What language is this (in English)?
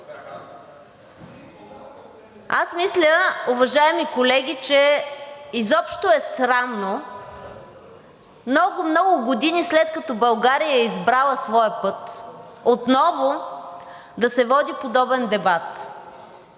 Bulgarian